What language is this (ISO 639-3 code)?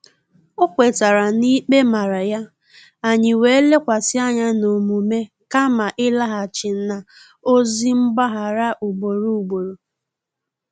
ibo